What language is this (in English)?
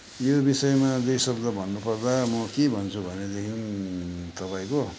Nepali